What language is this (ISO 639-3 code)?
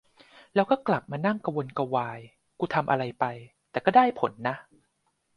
tha